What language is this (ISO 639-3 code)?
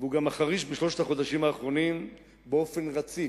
heb